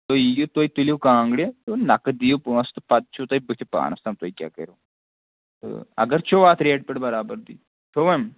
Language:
Kashmiri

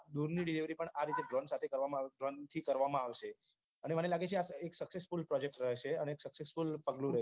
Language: Gujarati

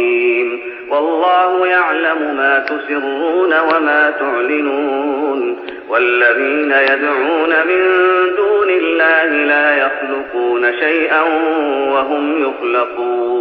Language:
Arabic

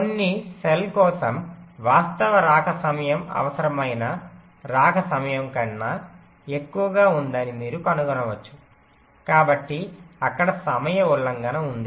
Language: Telugu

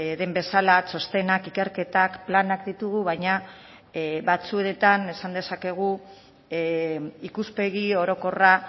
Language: Basque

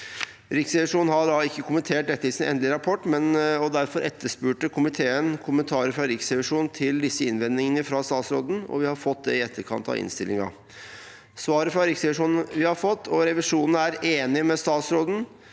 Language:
Norwegian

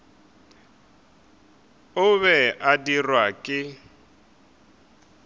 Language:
Northern Sotho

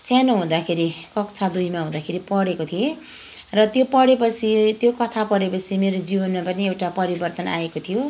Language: Nepali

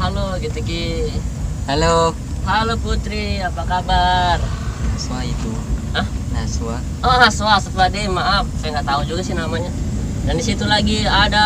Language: Indonesian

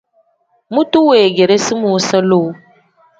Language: Tem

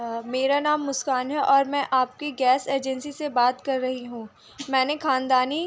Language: Urdu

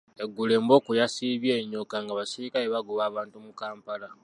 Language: Ganda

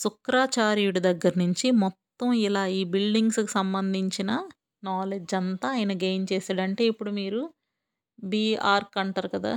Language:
Telugu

